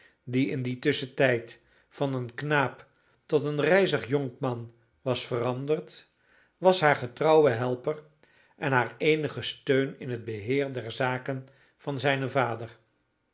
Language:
Dutch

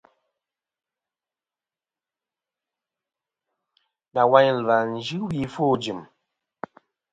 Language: Kom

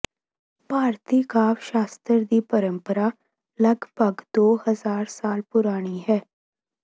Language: Punjabi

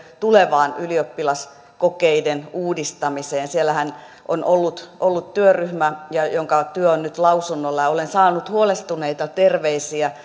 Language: Finnish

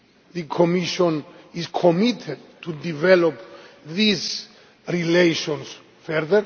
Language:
English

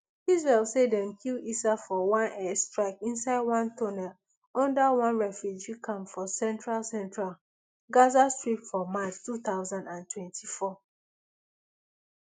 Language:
Nigerian Pidgin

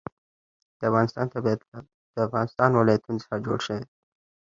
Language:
Pashto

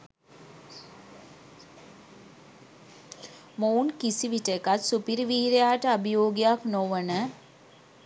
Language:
Sinhala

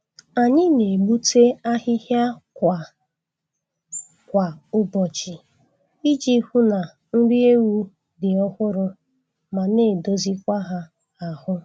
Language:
Igbo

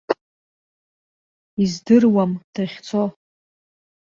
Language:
Abkhazian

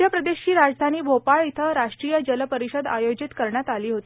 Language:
Marathi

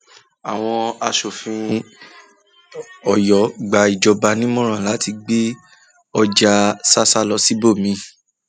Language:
Yoruba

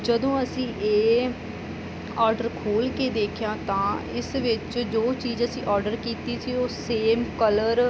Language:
Punjabi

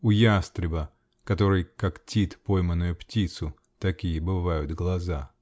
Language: Russian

